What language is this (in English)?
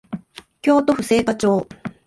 Japanese